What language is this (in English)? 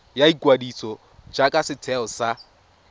Tswana